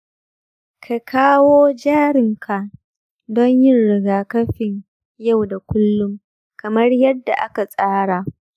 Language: Hausa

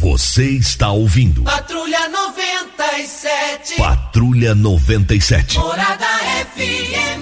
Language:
Portuguese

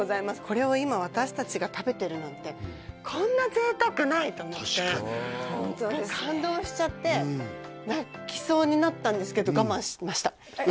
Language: Japanese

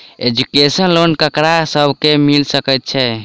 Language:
Maithili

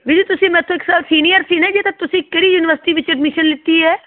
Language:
Punjabi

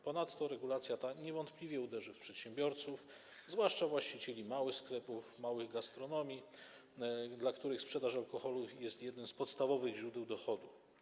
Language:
Polish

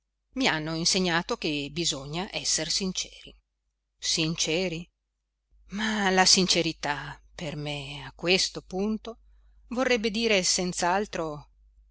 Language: Italian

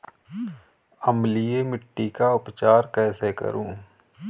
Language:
Hindi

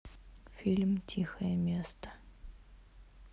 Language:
Russian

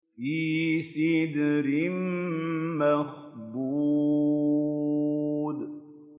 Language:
Arabic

